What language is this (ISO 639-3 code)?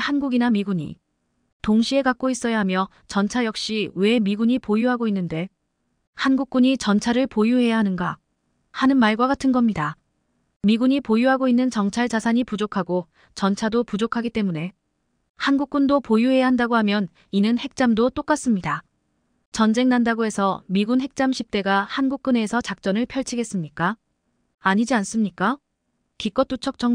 kor